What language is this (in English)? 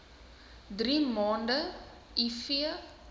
Afrikaans